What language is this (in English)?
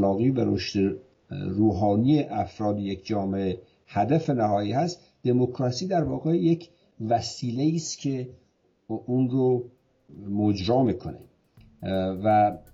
Persian